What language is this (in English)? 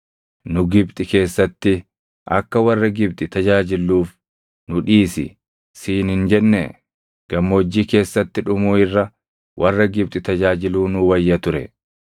Oromo